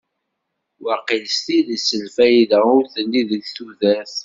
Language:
Kabyle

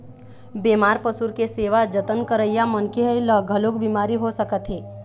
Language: Chhattisgarhi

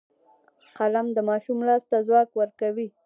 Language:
Pashto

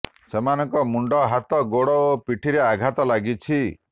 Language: Odia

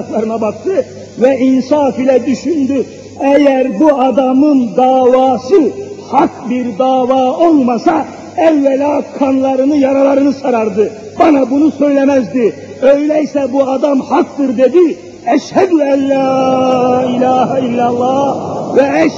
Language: Turkish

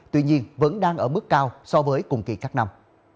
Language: Vietnamese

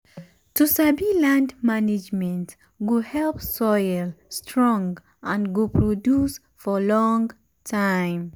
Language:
Nigerian Pidgin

